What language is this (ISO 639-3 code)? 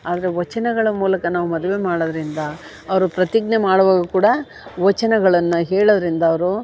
kan